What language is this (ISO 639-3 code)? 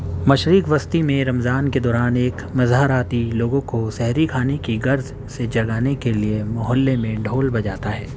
urd